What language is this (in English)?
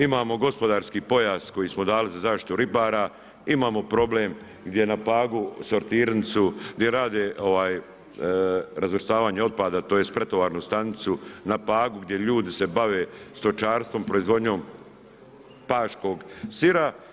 Croatian